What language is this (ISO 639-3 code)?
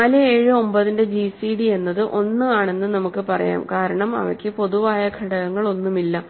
mal